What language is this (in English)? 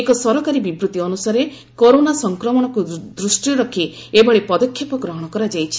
Odia